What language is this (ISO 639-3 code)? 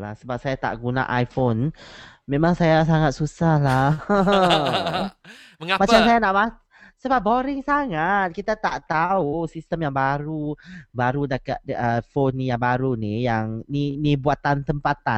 msa